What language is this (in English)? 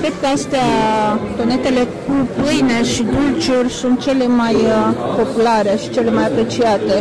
Romanian